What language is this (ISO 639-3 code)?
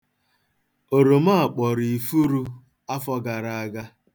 ibo